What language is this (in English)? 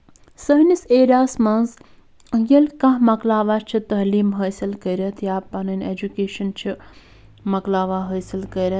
Kashmiri